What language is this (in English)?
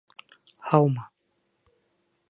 Bashkir